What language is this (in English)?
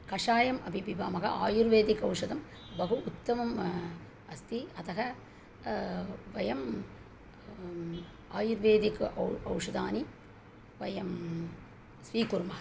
Sanskrit